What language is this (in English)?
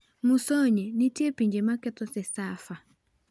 Luo (Kenya and Tanzania)